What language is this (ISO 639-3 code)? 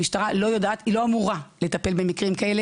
heb